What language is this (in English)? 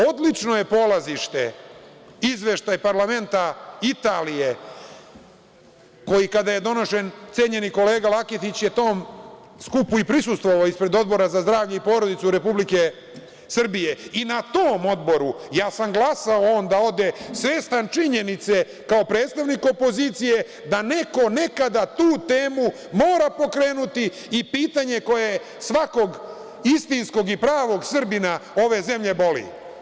Serbian